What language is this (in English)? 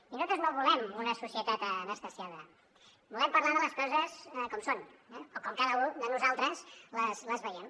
Catalan